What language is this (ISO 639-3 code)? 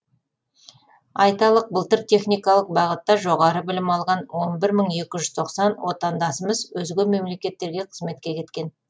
kaz